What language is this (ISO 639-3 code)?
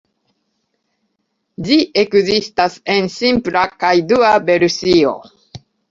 epo